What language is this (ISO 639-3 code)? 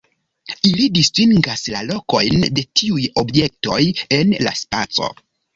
epo